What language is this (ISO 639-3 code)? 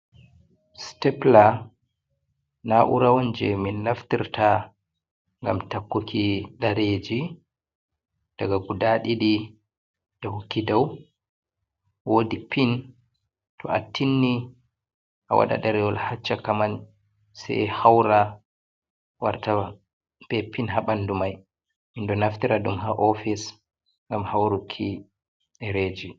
ful